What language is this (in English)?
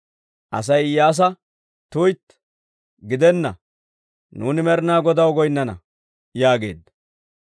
Dawro